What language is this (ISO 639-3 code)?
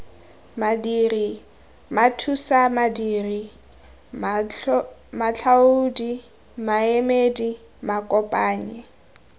tsn